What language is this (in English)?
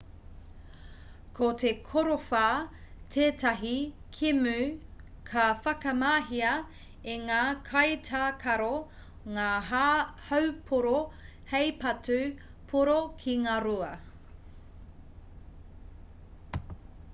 Māori